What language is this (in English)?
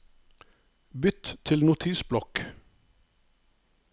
Norwegian